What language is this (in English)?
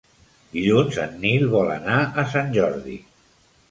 Catalan